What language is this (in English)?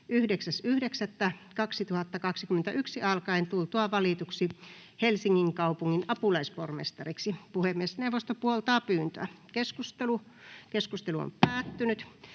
Finnish